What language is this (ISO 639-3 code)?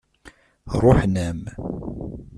kab